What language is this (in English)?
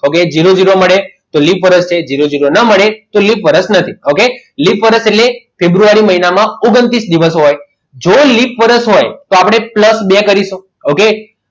Gujarati